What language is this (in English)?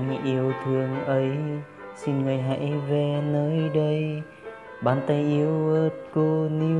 Vietnamese